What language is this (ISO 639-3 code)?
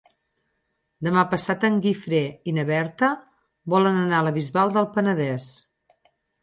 cat